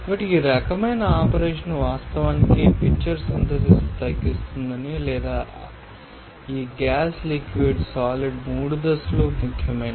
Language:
Telugu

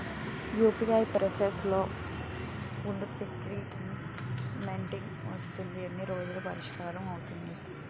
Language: Telugu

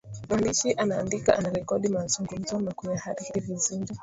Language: Swahili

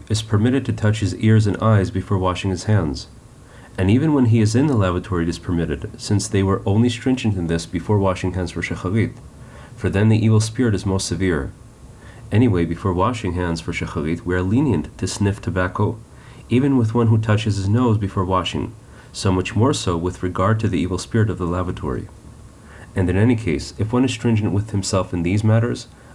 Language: English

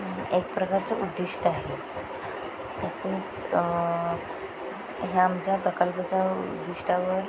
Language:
Marathi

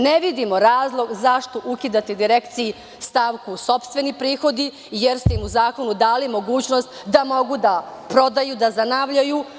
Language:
Serbian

